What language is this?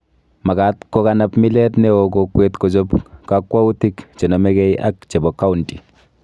Kalenjin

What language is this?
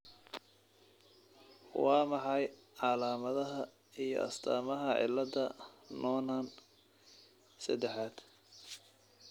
Somali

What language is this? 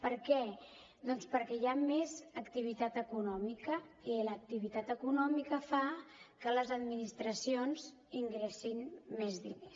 Catalan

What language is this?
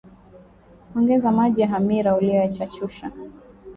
Swahili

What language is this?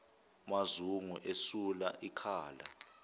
Zulu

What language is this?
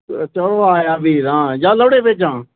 Dogri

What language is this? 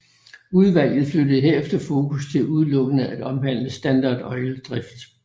Danish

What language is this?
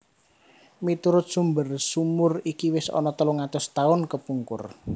Javanese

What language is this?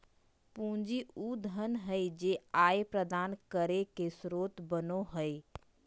Magahi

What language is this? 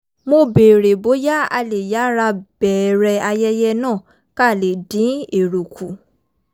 Yoruba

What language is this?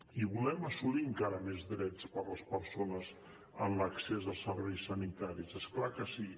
Catalan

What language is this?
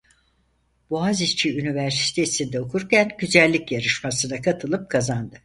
Turkish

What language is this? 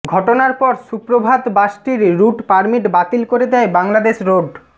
Bangla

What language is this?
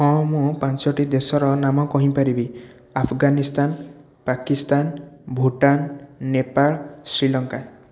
Odia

